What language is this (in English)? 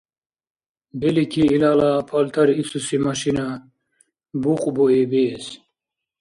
Dargwa